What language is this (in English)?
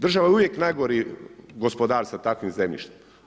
Croatian